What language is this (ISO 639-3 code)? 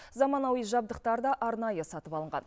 kaz